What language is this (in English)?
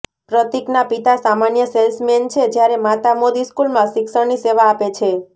Gujarati